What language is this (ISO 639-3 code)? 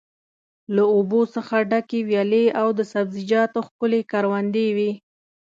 pus